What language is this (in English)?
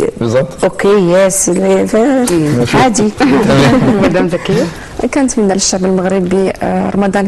Arabic